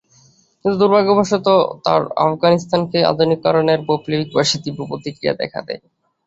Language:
Bangla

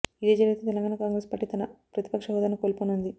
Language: Telugu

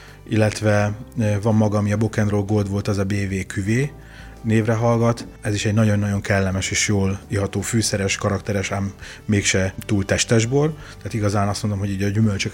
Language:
Hungarian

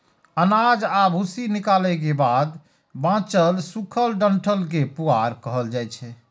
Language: Maithili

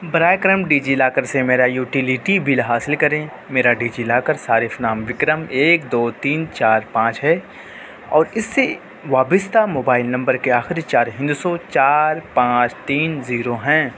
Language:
Urdu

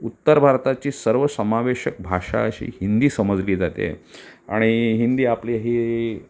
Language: Marathi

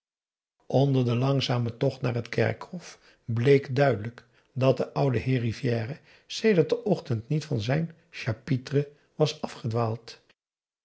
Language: Dutch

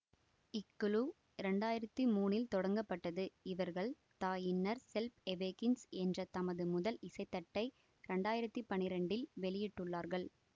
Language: Tamil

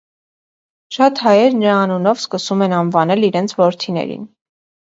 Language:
Armenian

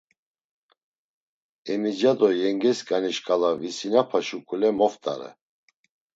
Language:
Laz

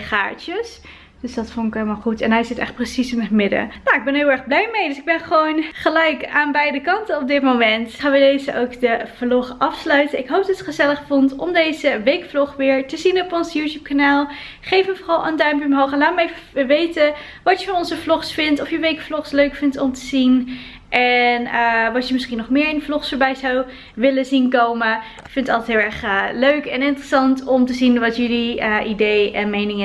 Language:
Dutch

